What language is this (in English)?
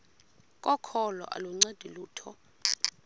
Xhosa